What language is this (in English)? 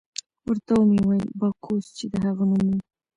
Pashto